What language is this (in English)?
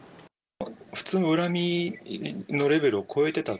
Japanese